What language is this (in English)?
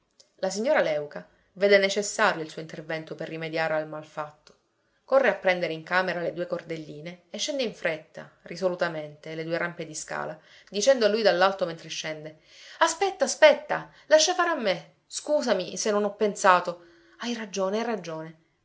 Italian